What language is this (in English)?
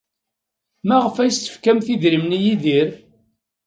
Kabyle